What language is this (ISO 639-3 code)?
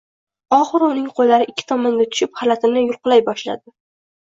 uzb